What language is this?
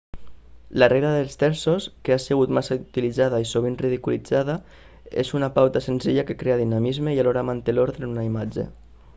Catalan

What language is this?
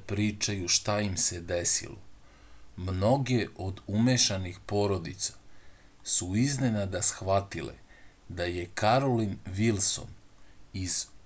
Serbian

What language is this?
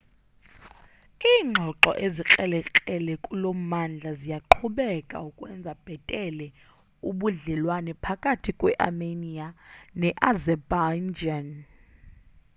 Xhosa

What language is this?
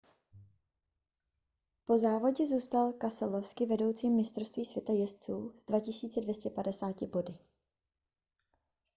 Czech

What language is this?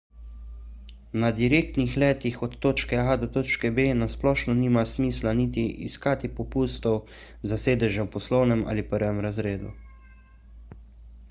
Slovenian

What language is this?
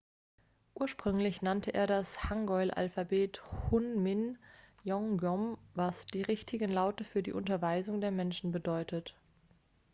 German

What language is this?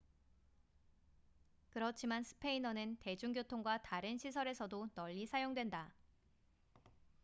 Korean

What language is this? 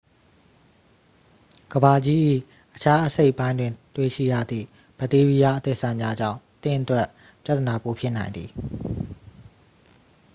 Burmese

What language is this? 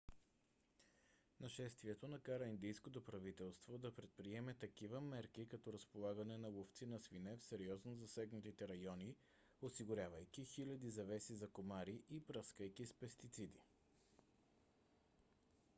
Bulgarian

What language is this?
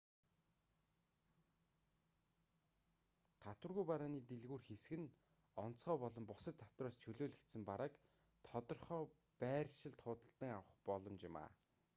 Mongolian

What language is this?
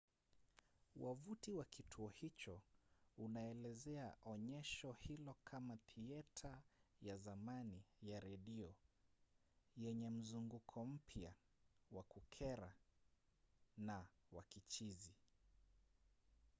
Swahili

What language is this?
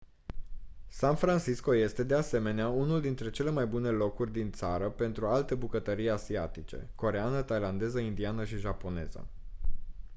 Romanian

